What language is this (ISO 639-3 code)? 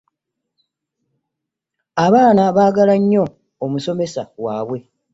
lug